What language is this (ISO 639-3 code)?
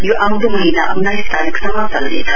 nep